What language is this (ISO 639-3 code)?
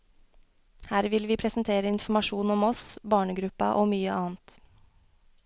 nor